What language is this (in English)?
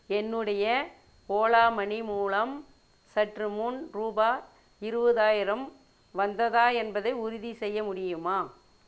Tamil